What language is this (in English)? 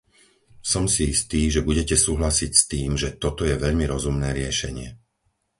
Slovak